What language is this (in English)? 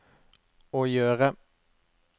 Norwegian